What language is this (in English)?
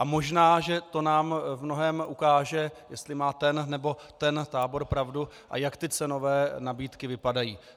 Czech